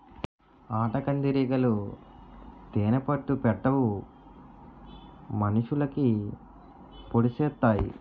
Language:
Telugu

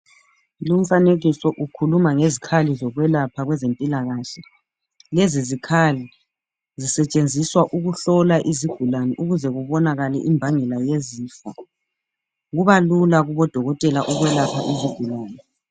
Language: North Ndebele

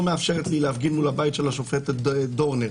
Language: Hebrew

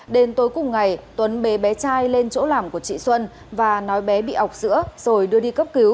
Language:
Vietnamese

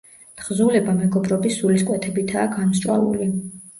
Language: Georgian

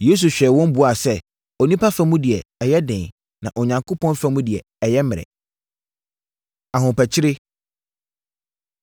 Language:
Akan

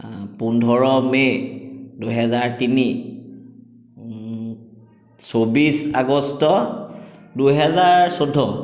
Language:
Assamese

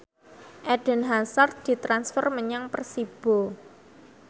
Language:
Javanese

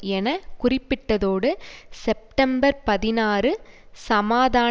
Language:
Tamil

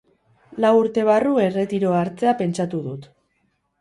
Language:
Basque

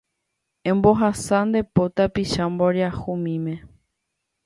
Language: Guarani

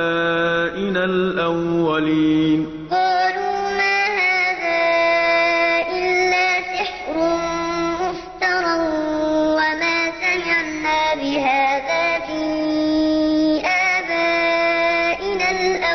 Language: Arabic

